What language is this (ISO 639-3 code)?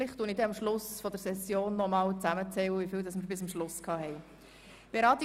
gsw